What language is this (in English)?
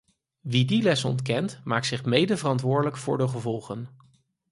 Dutch